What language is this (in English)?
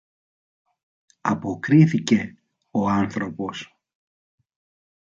Greek